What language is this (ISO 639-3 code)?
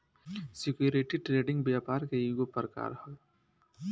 bho